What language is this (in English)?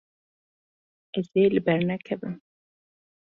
Kurdish